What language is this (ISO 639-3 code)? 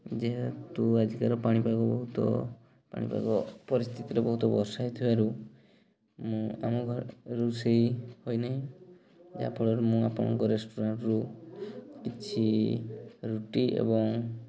ori